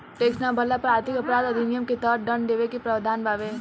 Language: Bhojpuri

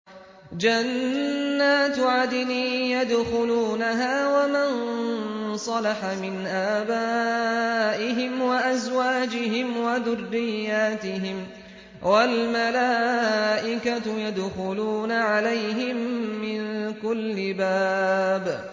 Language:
Arabic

